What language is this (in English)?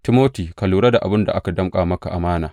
Hausa